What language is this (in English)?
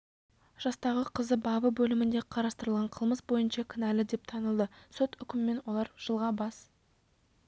Kazakh